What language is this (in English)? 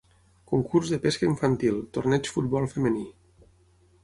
Catalan